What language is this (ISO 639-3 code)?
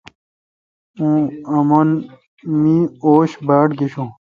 xka